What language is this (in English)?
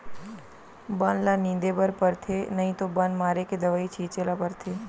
Chhattisgarhi